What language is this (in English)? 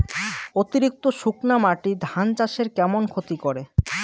Bangla